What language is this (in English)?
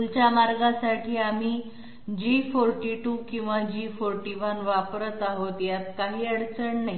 Marathi